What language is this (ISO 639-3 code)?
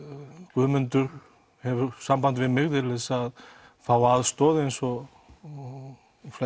isl